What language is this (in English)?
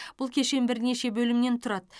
Kazakh